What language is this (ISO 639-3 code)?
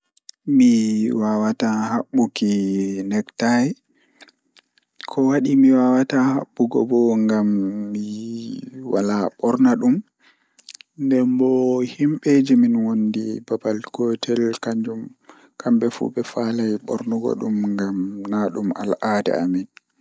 ful